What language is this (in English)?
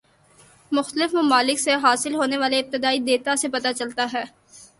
Urdu